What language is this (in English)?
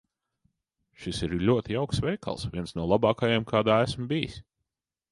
Latvian